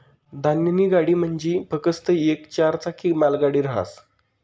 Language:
Marathi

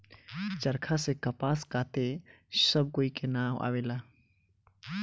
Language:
Bhojpuri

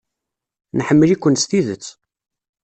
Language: Kabyle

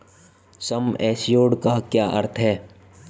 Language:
Hindi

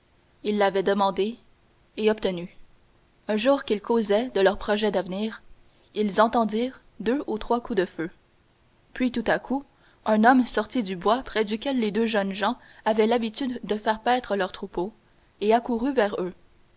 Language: French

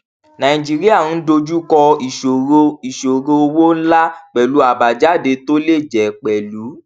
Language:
Yoruba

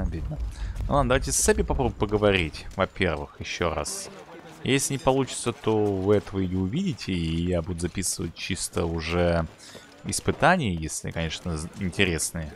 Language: Russian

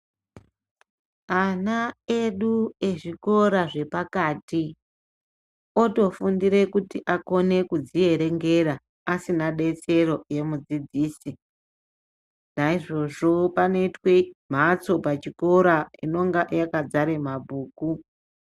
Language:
Ndau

